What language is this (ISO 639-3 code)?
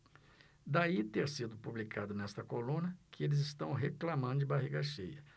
por